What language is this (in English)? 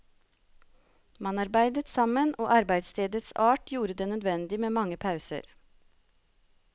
Norwegian